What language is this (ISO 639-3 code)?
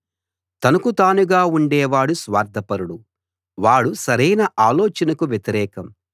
tel